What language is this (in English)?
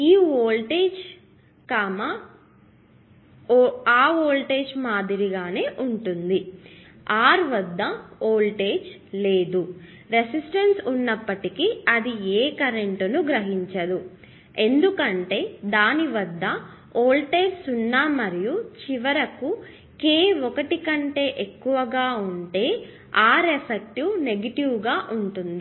Telugu